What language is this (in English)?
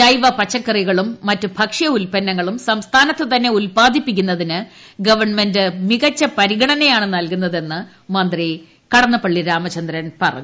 Malayalam